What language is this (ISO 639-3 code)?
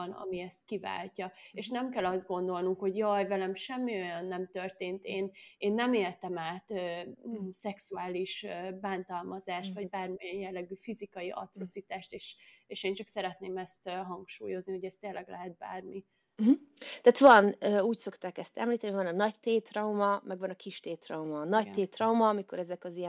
hun